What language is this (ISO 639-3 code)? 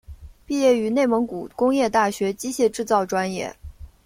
zho